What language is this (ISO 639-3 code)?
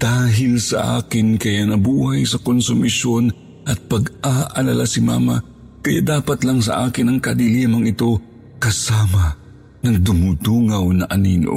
fil